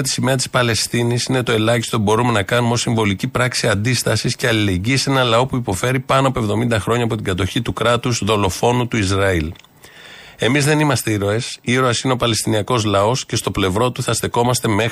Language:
Greek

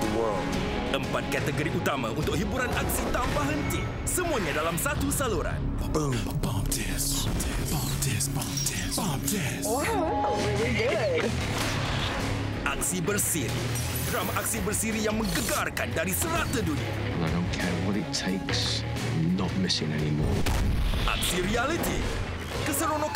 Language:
Malay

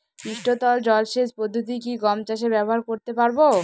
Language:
Bangla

